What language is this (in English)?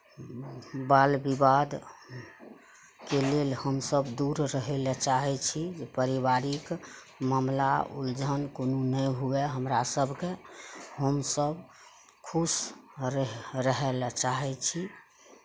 Maithili